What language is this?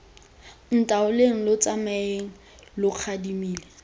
Tswana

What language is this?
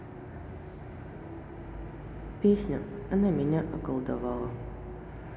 Russian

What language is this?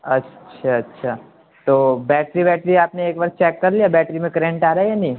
Urdu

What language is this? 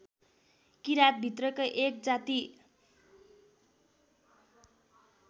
Nepali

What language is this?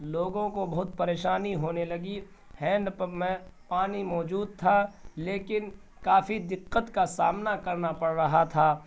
Urdu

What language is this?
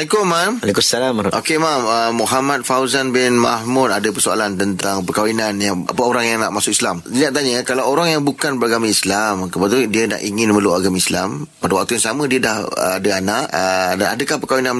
Malay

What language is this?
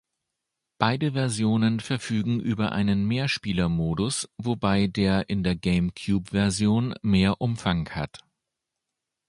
German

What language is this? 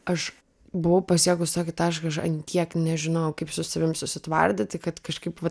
Lithuanian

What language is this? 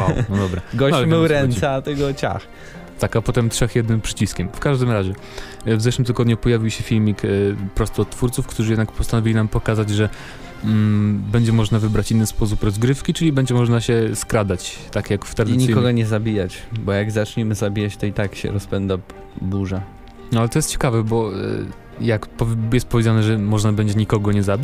Polish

